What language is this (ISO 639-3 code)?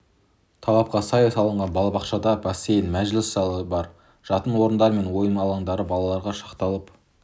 kaz